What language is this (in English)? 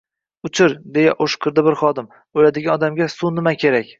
Uzbek